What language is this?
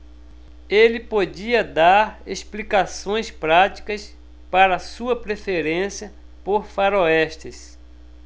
Portuguese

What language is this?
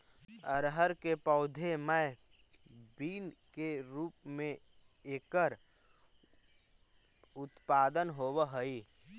Magahi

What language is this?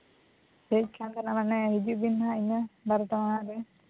Santali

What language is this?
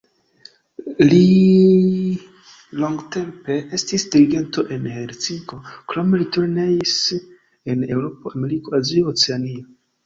Esperanto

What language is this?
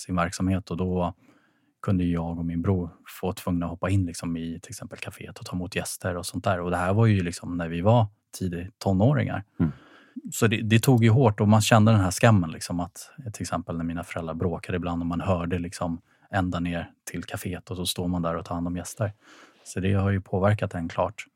Swedish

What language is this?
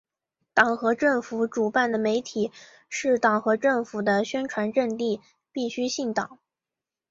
Chinese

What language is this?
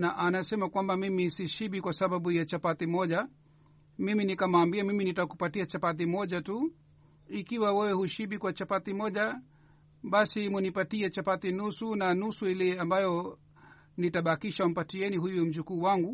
Swahili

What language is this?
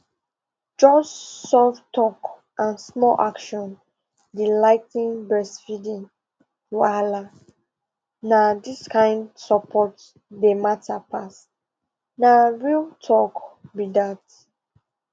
Nigerian Pidgin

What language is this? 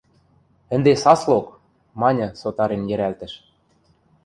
Western Mari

